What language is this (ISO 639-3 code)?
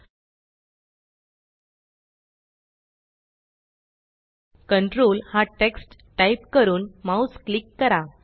mar